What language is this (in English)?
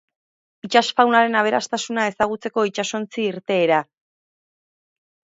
Basque